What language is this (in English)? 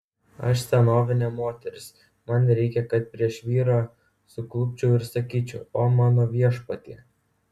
Lithuanian